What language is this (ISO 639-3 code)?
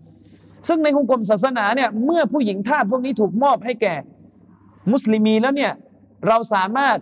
tha